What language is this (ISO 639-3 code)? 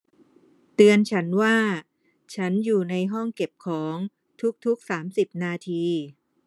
tha